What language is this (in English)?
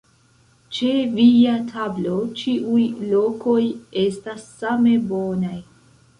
Esperanto